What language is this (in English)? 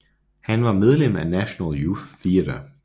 Danish